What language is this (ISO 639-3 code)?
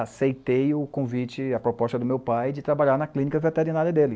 por